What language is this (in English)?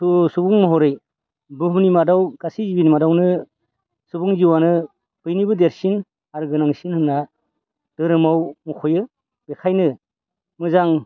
Bodo